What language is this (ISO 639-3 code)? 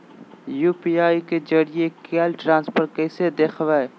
mag